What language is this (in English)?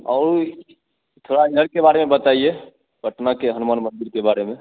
Hindi